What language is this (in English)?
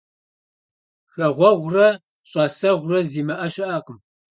Kabardian